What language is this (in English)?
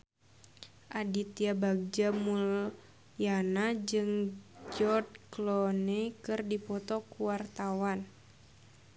Sundanese